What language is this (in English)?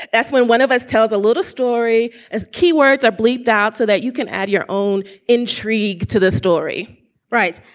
English